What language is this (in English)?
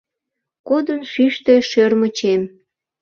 Mari